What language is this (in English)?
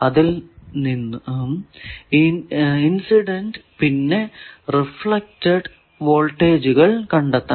Malayalam